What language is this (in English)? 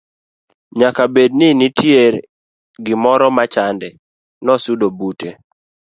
Luo (Kenya and Tanzania)